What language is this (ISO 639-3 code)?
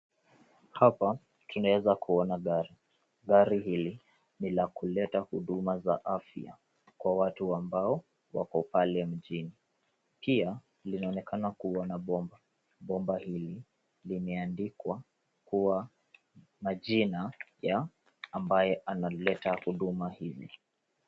swa